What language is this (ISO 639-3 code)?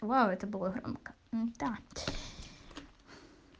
rus